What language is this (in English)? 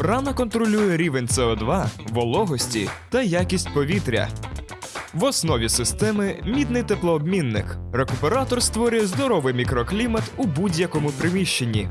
Ukrainian